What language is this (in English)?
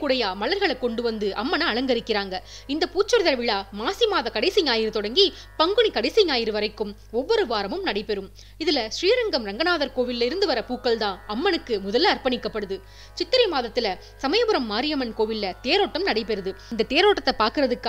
Turkish